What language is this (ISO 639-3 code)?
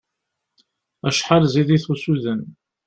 kab